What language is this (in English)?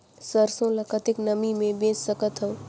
Chhattisgarhi